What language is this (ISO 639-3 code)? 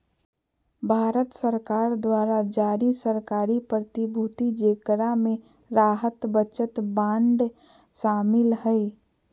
mag